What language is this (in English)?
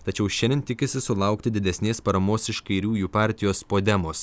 Lithuanian